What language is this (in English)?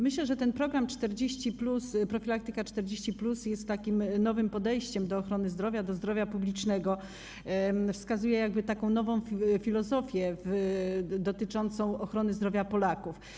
Polish